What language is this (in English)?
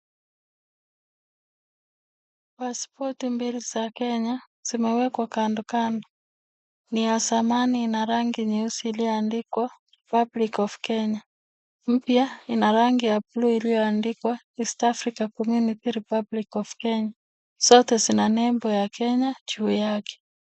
Swahili